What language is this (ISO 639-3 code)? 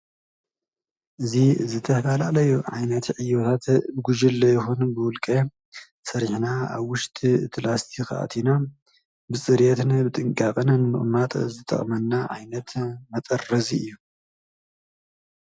tir